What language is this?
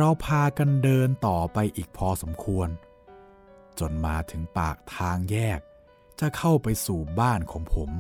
Thai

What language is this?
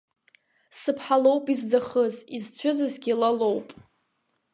Abkhazian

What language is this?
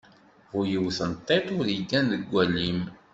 Kabyle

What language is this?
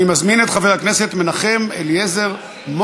Hebrew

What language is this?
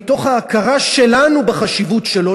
Hebrew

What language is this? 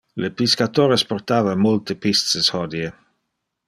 Interlingua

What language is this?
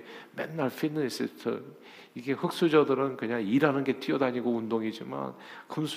Korean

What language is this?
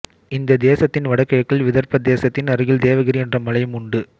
Tamil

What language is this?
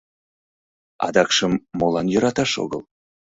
Mari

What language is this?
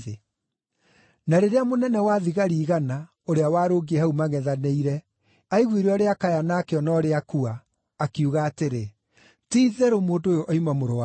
Kikuyu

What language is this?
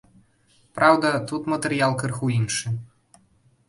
Belarusian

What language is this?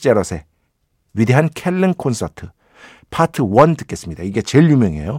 Korean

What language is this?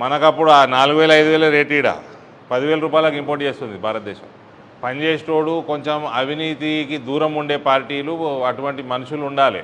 Telugu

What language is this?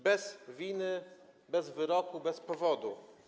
Polish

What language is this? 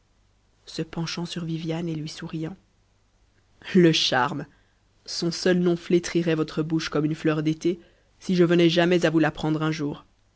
French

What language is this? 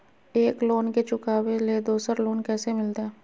Magahi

